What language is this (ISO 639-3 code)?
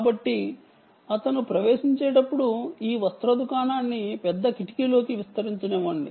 tel